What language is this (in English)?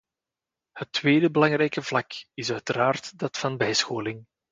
Dutch